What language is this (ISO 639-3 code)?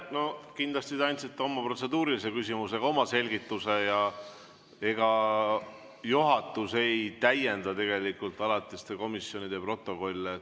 est